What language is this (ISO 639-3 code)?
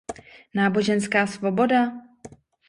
ces